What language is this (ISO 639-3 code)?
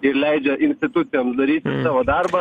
lit